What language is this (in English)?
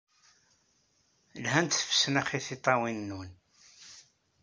Kabyle